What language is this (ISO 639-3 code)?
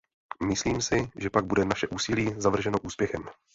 ces